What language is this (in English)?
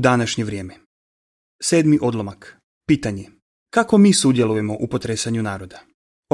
Croatian